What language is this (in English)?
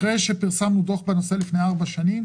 Hebrew